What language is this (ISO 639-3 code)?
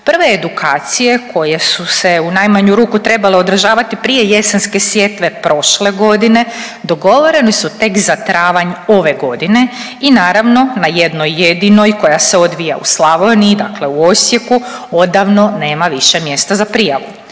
hrv